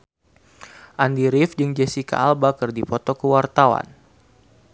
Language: Sundanese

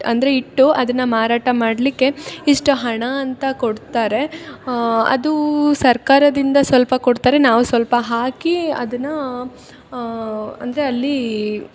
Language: Kannada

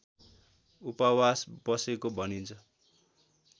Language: Nepali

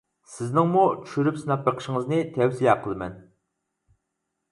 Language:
Uyghur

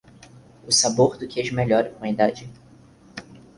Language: Portuguese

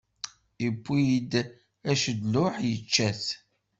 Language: Kabyle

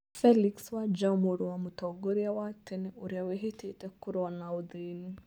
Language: Kikuyu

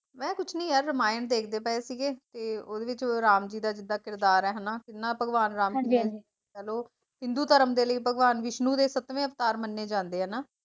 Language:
Punjabi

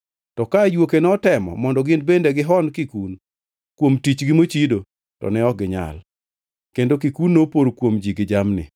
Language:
Luo (Kenya and Tanzania)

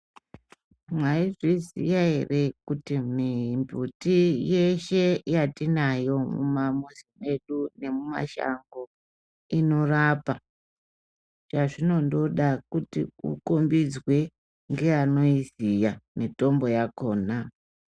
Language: Ndau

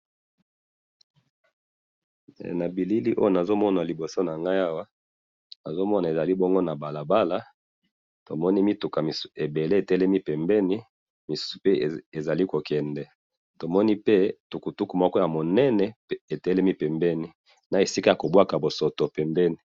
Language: Lingala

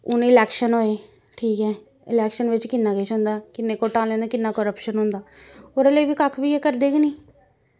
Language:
Dogri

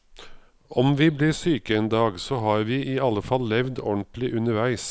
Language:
Norwegian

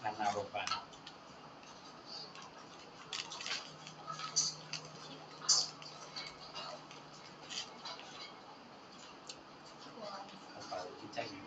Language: Vietnamese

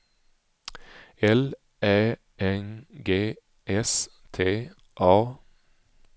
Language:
Swedish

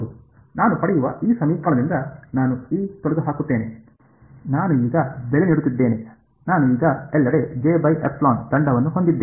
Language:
Kannada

